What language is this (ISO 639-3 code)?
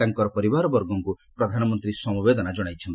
ori